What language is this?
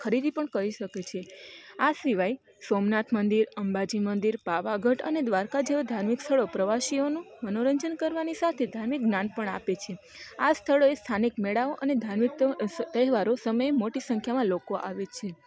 Gujarati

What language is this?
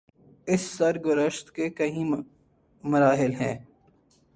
Urdu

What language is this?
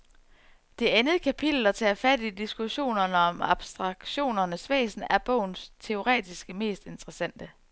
Danish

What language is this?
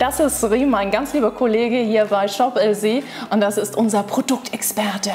German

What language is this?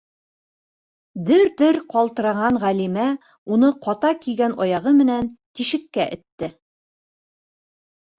Bashkir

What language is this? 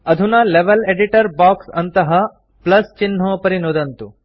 Sanskrit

